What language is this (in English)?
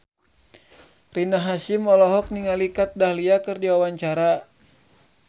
Sundanese